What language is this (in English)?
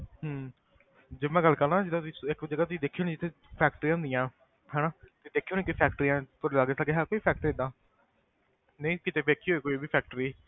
Punjabi